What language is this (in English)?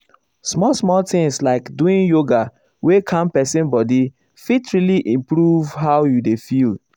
Nigerian Pidgin